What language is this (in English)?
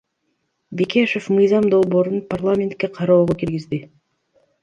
Kyrgyz